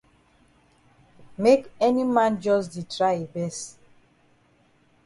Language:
Cameroon Pidgin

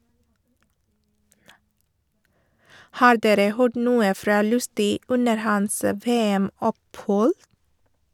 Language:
Norwegian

